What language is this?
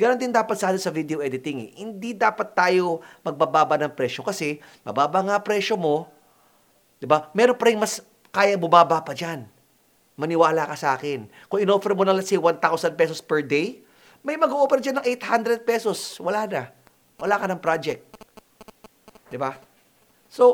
Filipino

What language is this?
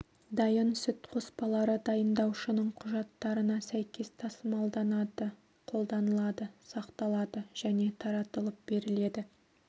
Kazakh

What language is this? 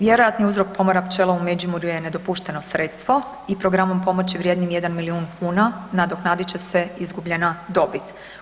Croatian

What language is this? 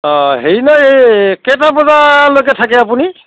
Assamese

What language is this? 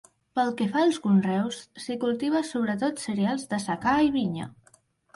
Catalan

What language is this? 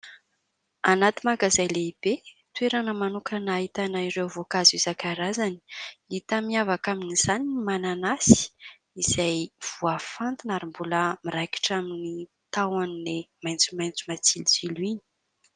Malagasy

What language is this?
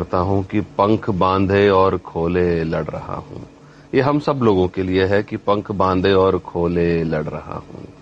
Hindi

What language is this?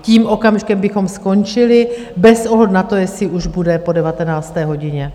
Czech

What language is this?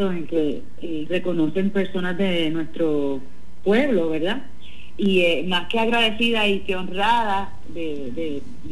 Spanish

